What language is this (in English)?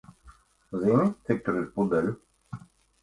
Latvian